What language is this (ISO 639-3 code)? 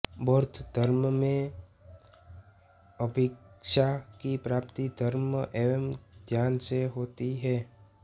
hin